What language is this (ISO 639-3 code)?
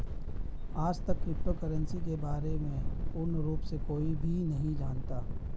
hin